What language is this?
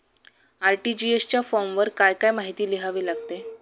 Marathi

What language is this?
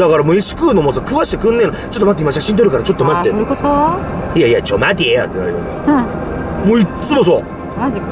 Japanese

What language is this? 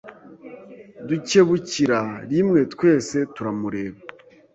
Kinyarwanda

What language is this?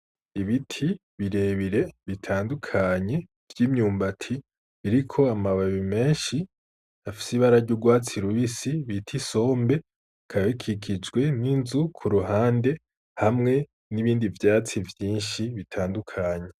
Rundi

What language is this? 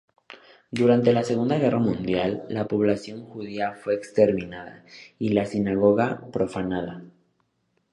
Spanish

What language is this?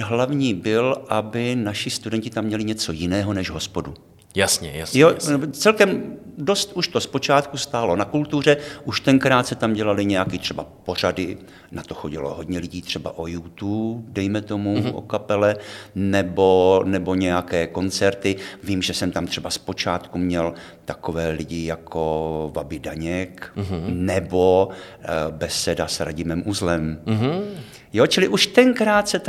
Czech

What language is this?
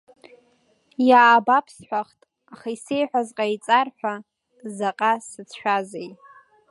Abkhazian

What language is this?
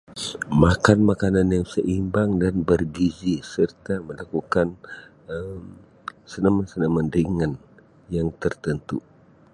Sabah Malay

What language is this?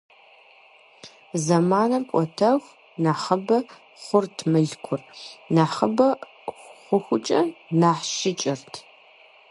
Kabardian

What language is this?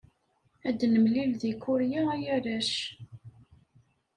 Kabyle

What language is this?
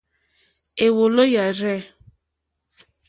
Mokpwe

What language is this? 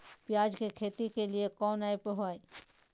Magahi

